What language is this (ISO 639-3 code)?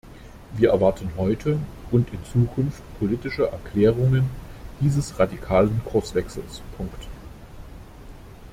deu